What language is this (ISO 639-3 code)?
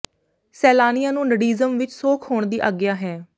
pan